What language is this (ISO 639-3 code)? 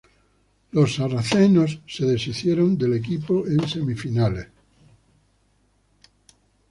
spa